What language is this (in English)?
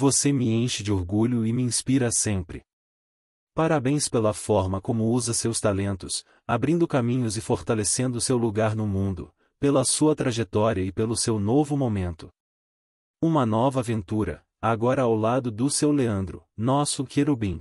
Portuguese